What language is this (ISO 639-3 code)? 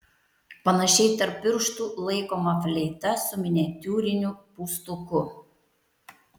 lit